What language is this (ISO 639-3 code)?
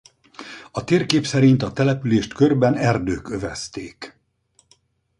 hun